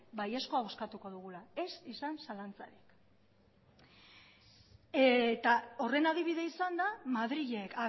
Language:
Basque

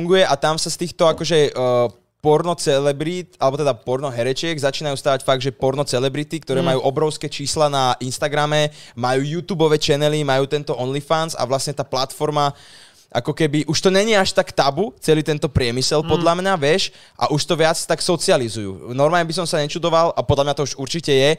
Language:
Slovak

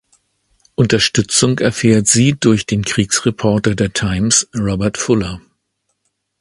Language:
German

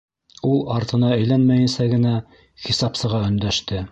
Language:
Bashkir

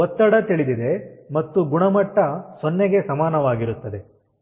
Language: Kannada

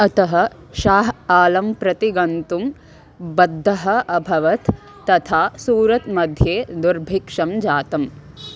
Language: Sanskrit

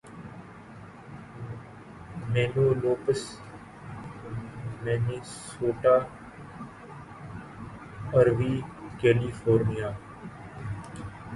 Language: Urdu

